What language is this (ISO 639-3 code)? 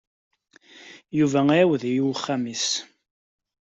kab